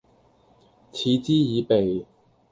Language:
Cantonese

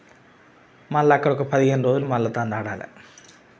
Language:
Telugu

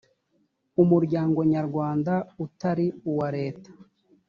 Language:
Kinyarwanda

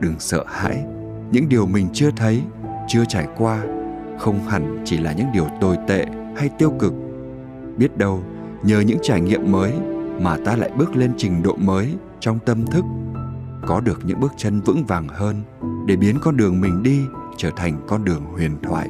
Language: Vietnamese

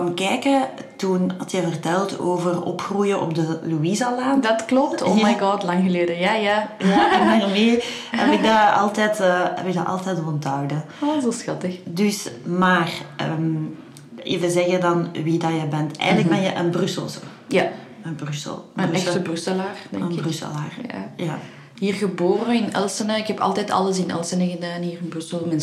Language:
Dutch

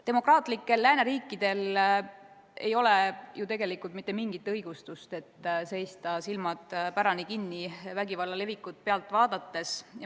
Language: Estonian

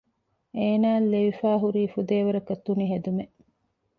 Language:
Divehi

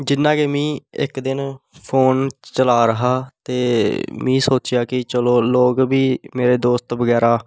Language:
Dogri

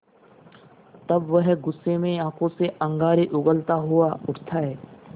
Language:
Hindi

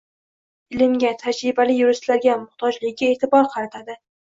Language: Uzbek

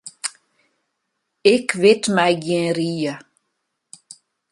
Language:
Western Frisian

